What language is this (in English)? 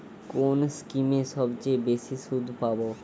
Bangla